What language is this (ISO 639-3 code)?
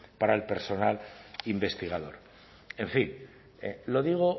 spa